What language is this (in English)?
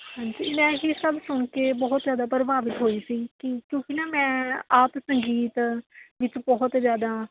Punjabi